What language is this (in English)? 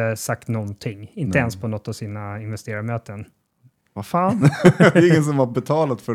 Swedish